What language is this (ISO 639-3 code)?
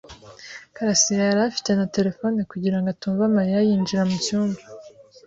kin